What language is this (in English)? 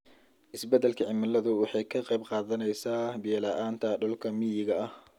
Somali